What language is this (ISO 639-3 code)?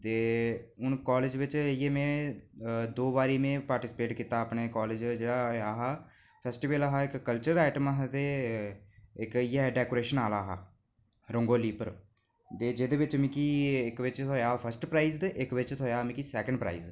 doi